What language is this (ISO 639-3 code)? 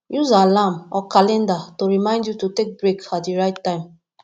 pcm